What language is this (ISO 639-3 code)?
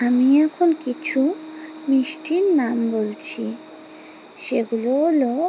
ben